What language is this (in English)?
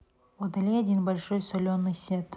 Russian